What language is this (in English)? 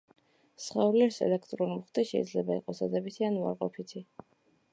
Georgian